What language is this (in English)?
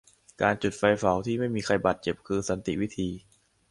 Thai